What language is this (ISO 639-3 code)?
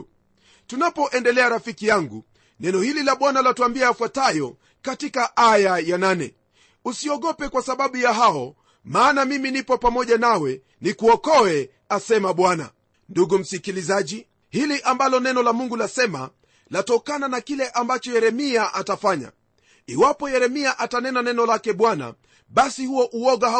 swa